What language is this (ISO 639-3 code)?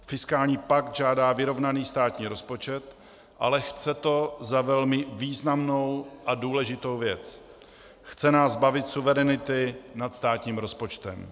ces